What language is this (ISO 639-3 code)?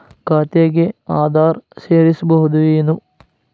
kan